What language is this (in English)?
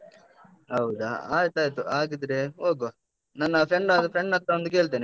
Kannada